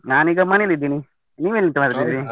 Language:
Kannada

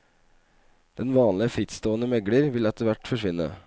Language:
Norwegian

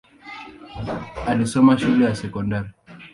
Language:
Swahili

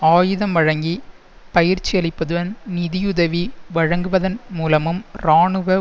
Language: Tamil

